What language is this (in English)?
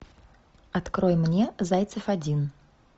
Russian